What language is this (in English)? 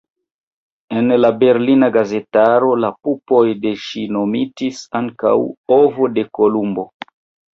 Esperanto